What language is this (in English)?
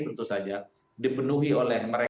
Indonesian